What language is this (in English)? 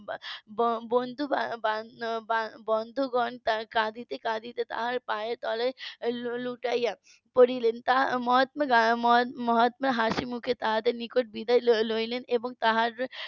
Bangla